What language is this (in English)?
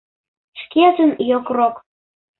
Mari